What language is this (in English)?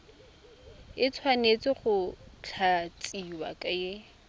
Tswana